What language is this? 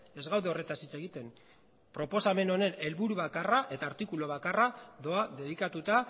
Basque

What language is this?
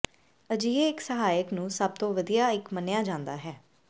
Punjabi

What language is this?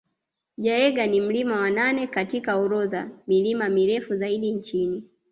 Swahili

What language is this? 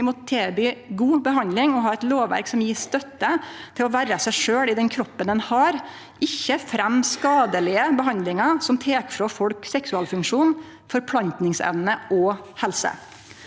Norwegian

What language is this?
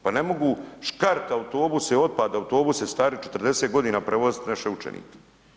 Croatian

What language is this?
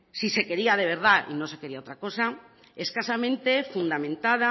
Spanish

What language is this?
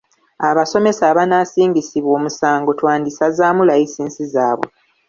Ganda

